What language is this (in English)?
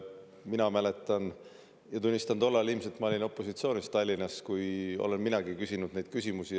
Estonian